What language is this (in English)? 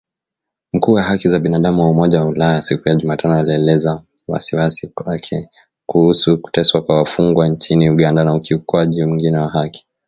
Swahili